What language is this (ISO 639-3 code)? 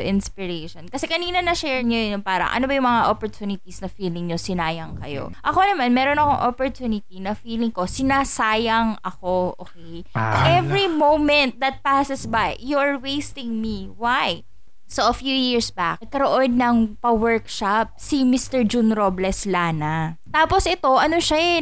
fil